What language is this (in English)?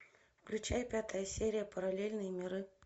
Russian